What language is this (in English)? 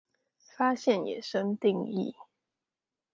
Chinese